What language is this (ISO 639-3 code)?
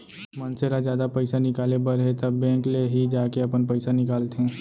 hne